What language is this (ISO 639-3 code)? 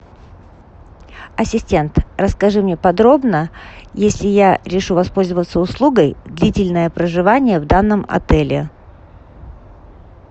rus